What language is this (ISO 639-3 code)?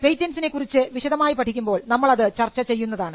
mal